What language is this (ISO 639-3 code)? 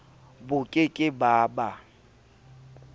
sot